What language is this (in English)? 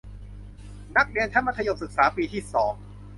Thai